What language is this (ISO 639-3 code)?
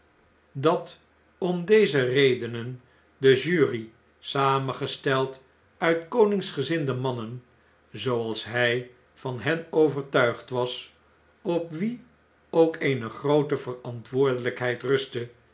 nld